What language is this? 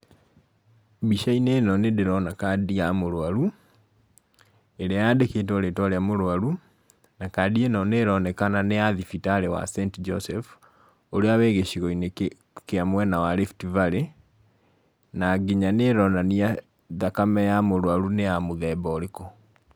Kikuyu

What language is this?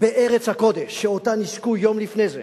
Hebrew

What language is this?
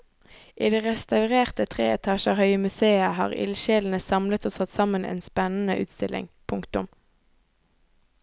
Norwegian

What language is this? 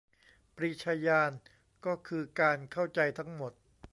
Thai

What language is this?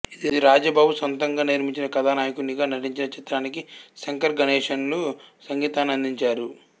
Telugu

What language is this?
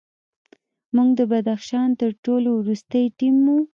Pashto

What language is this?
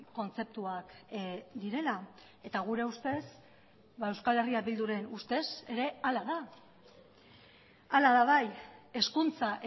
Basque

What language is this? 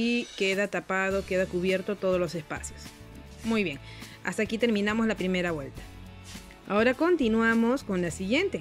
Spanish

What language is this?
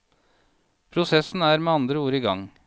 Norwegian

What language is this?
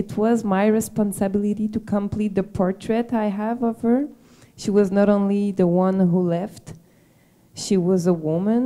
English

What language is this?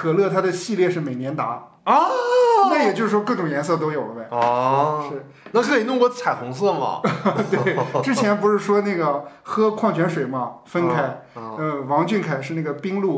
Chinese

